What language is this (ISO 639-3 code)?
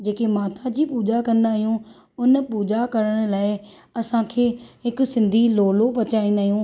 snd